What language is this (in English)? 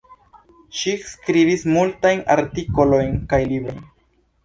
Esperanto